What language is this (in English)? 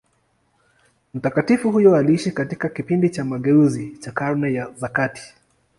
Swahili